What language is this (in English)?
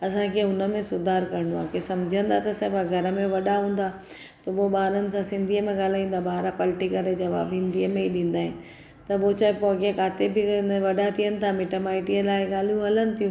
Sindhi